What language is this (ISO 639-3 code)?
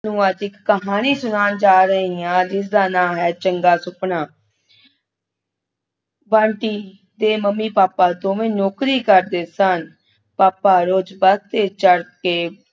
pan